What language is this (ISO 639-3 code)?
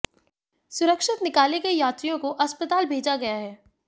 hin